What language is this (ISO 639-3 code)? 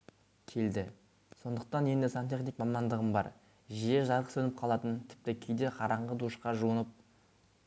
kaz